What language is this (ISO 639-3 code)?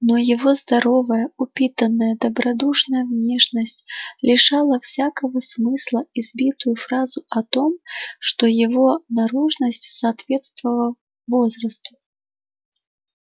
rus